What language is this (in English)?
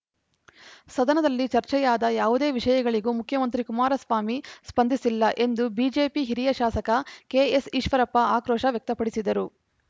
Kannada